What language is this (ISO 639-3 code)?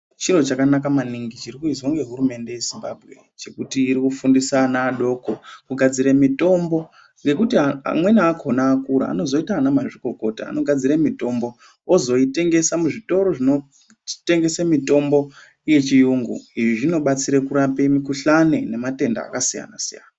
ndc